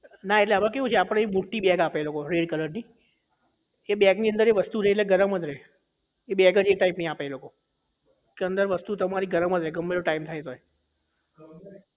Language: Gujarati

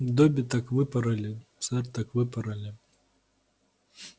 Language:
Russian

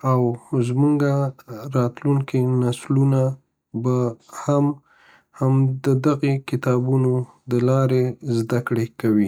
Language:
Pashto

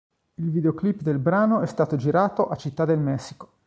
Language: Italian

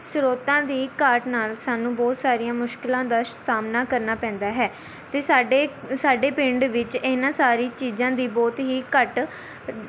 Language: Punjabi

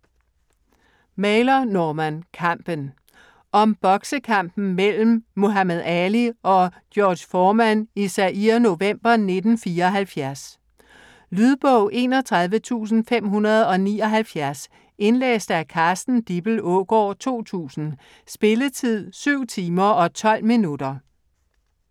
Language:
Danish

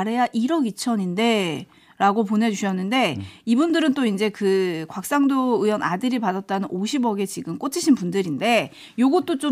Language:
Korean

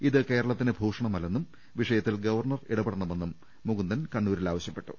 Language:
Malayalam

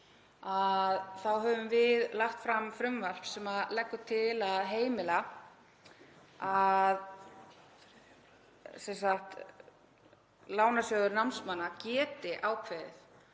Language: Icelandic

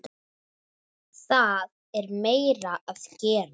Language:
Icelandic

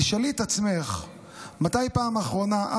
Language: Hebrew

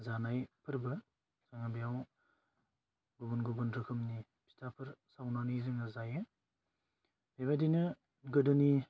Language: Bodo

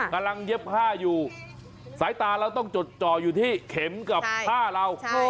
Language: Thai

